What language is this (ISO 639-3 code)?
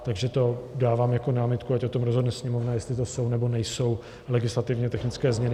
ces